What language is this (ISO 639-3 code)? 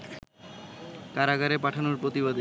ben